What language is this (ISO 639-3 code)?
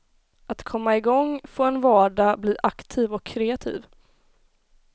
swe